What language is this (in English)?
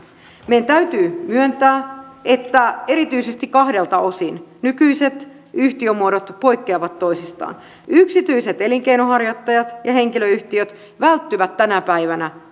Finnish